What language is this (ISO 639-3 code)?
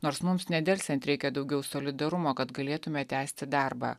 lit